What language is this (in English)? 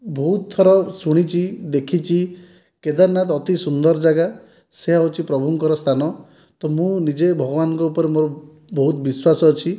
Odia